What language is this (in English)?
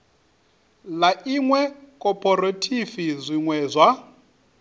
Venda